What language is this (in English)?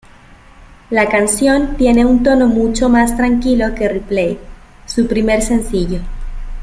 Spanish